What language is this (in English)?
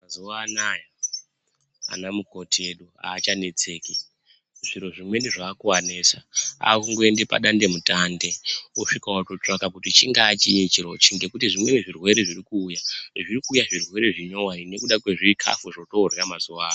Ndau